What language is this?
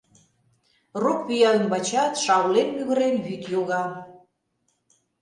Mari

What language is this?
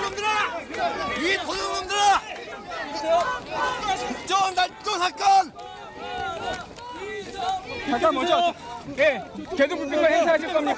Greek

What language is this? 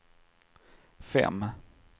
Swedish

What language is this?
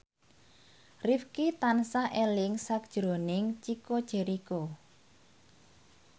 Javanese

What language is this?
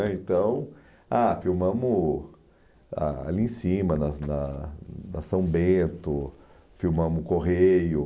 Portuguese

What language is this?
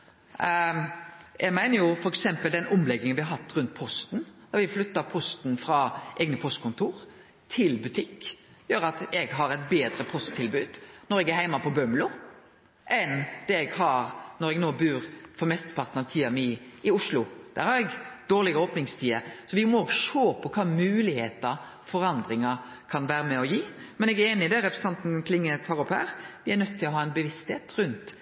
Norwegian Nynorsk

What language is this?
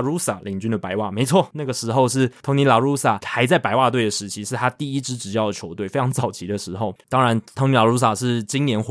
Chinese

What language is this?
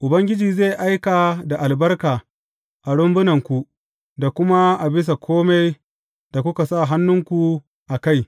Hausa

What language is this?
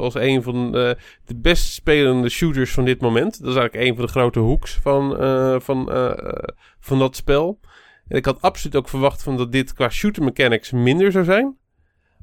Dutch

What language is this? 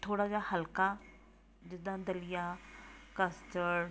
Punjabi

